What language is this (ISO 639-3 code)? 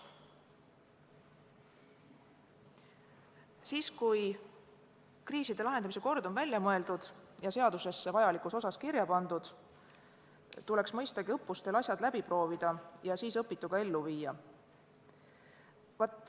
est